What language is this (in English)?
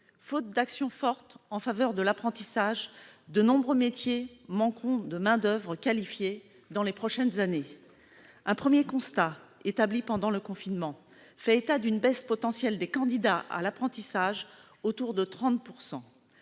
French